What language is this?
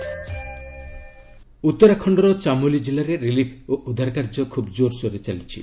Odia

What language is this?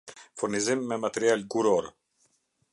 Albanian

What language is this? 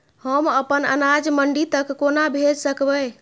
Maithili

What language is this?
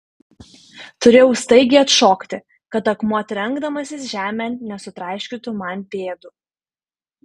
Lithuanian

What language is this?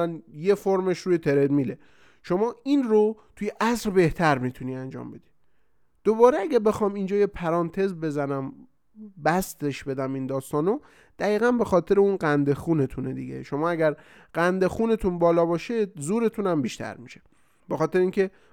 Persian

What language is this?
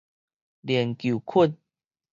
Min Nan Chinese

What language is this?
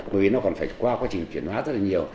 Vietnamese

